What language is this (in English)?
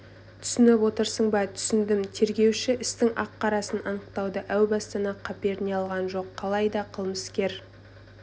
Kazakh